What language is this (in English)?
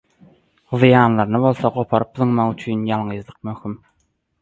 Turkmen